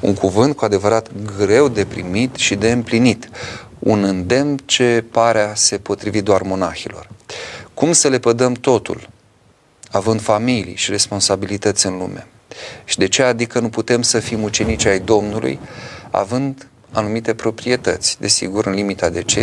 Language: Romanian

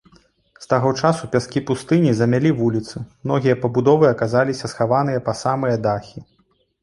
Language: Belarusian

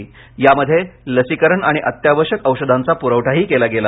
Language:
Marathi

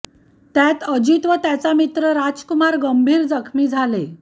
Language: Marathi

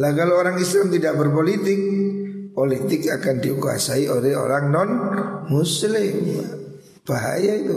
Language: Indonesian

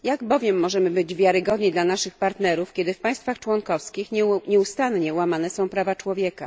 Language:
Polish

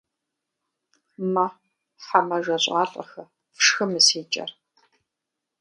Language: Kabardian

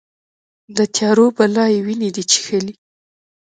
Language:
Pashto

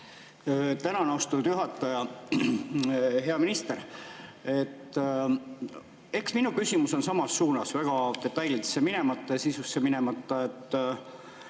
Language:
Estonian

